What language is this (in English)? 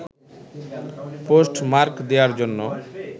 Bangla